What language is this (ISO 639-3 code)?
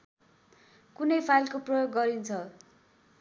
nep